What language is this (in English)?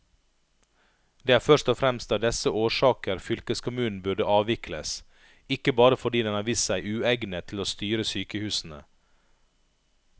Norwegian